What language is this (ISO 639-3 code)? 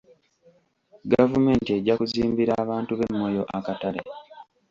lug